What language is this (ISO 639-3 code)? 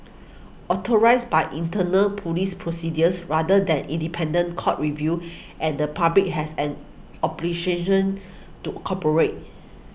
eng